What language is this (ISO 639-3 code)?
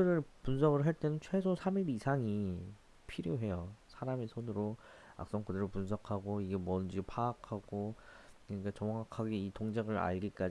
kor